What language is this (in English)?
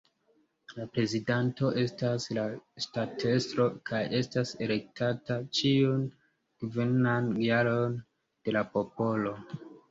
Esperanto